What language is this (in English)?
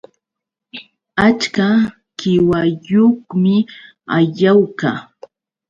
Yauyos Quechua